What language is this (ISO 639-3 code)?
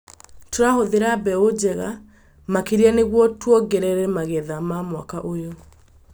kik